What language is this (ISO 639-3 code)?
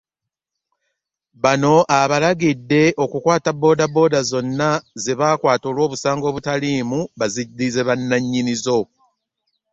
lug